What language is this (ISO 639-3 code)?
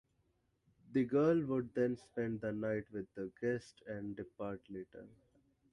eng